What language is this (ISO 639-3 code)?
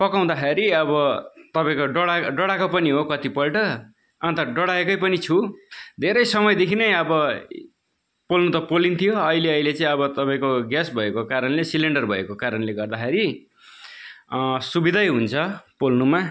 nep